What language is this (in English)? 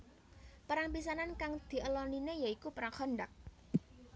Javanese